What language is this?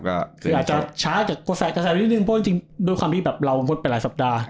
Thai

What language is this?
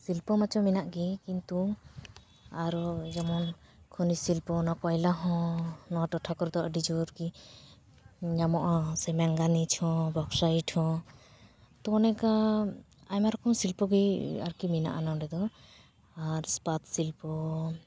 Santali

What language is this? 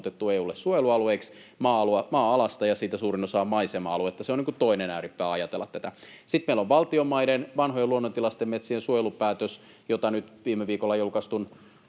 Finnish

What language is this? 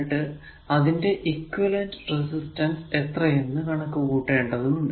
Malayalam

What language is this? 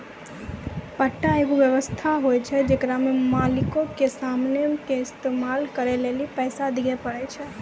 Maithili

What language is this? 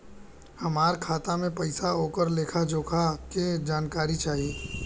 Bhojpuri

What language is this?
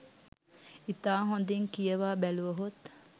Sinhala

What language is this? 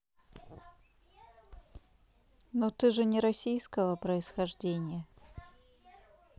Russian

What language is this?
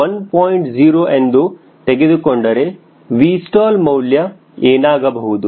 Kannada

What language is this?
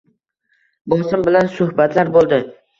Uzbek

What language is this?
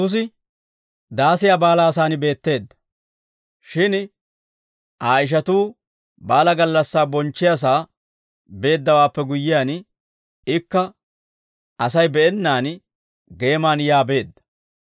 Dawro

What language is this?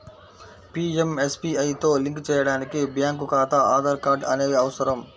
Telugu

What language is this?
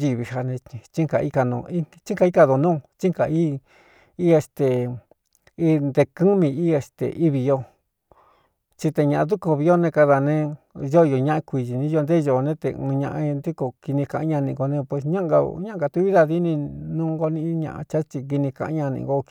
Cuyamecalco Mixtec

